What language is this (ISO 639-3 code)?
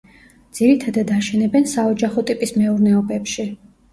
kat